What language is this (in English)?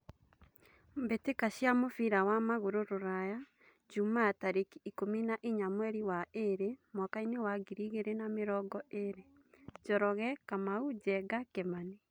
Kikuyu